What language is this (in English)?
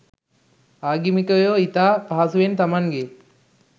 Sinhala